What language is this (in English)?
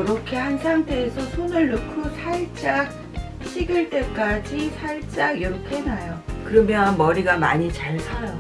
Korean